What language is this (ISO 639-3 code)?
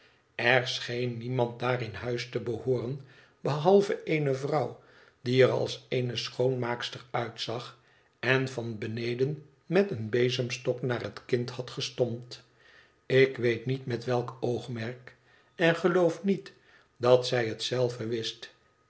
nld